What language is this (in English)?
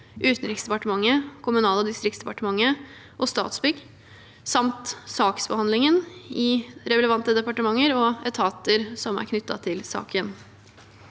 Norwegian